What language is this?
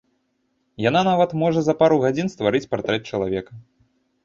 Belarusian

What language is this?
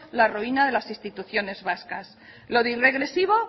Spanish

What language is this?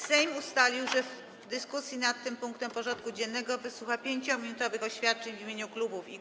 Polish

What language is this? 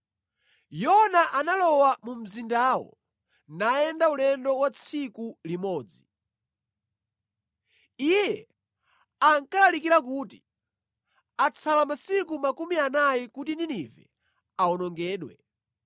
Nyanja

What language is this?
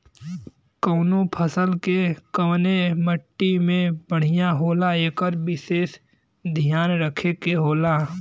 Bhojpuri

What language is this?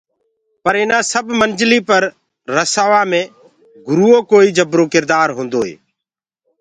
Gurgula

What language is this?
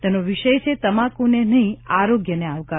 Gujarati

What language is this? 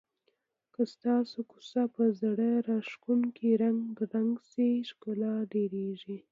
Pashto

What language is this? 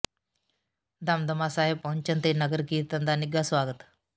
Punjabi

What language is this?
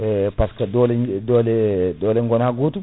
Fula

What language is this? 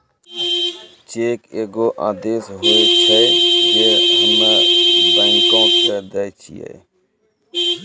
Maithili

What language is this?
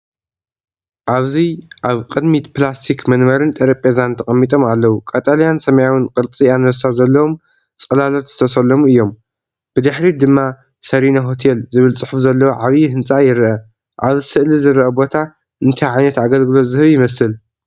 Tigrinya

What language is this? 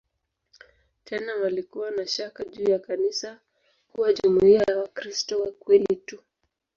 Swahili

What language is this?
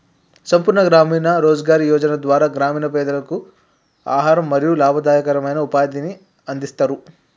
Telugu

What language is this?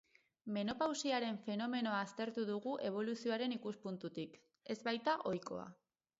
Basque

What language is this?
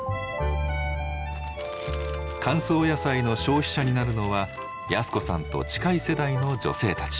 Japanese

